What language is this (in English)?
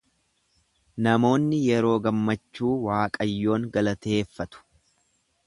Oromo